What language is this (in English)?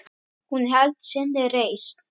Icelandic